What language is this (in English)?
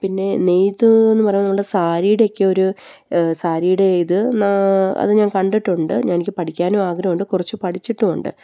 Malayalam